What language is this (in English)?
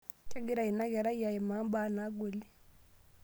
Masai